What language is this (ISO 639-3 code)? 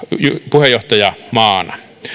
fin